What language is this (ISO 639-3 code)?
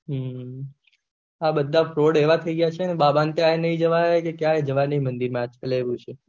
guj